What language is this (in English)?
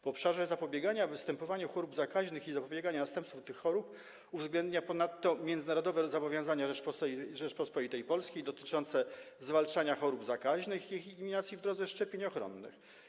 Polish